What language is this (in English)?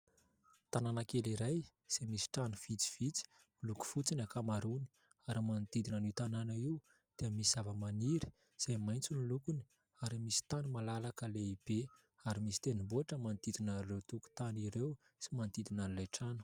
Malagasy